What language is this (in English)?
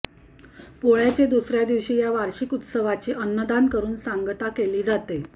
Marathi